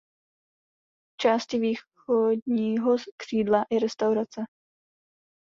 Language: Czech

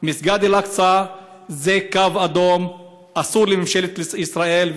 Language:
Hebrew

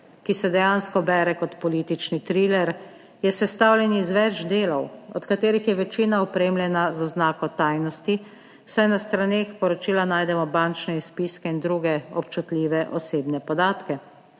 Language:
Slovenian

